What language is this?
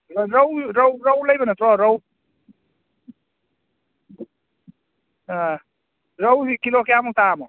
Manipuri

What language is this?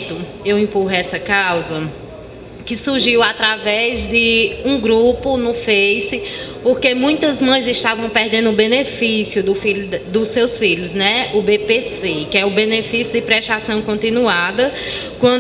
Portuguese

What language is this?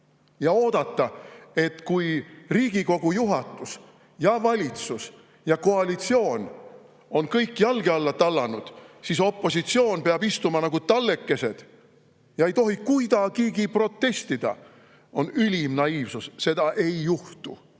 Estonian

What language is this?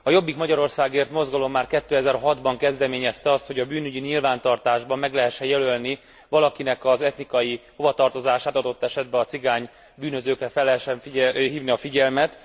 Hungarian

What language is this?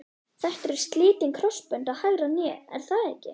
Icelandic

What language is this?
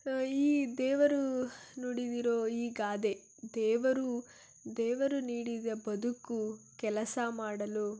Kannada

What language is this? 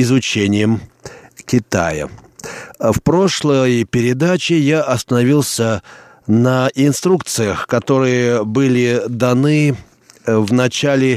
Russian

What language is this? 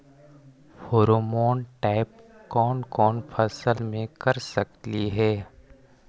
Magahi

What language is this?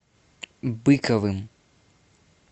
Russian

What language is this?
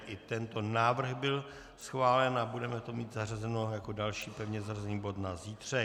Czech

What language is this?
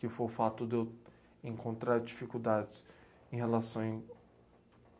Portuguese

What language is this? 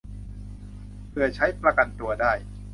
Thai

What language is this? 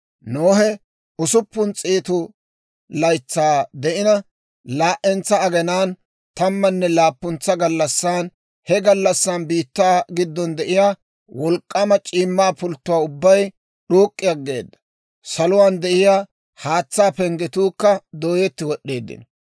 Dawro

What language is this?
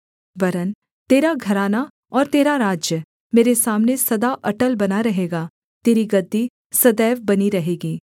Hindi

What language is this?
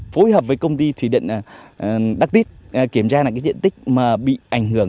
Vietnamese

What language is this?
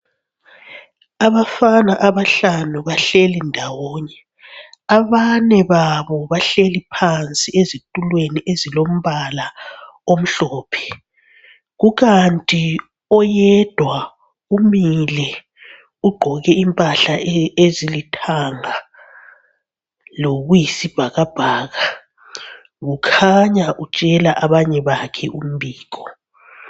North Ndebele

